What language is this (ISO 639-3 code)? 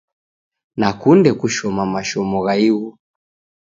dav